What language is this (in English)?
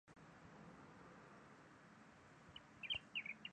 Chinese